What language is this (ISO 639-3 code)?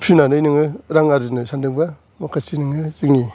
brx